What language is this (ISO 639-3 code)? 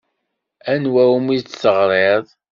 kab